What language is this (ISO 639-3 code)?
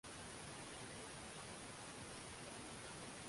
swa